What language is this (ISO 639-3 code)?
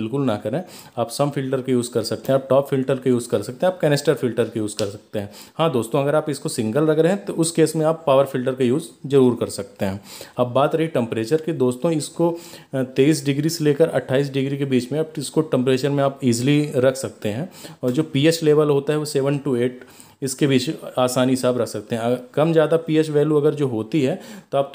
hin